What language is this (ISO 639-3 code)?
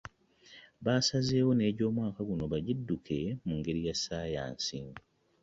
lug